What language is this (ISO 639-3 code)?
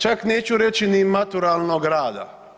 hrv